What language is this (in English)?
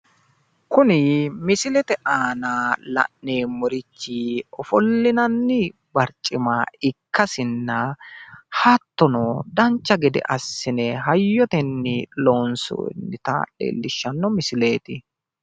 Sidamo